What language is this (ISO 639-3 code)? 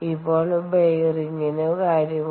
mal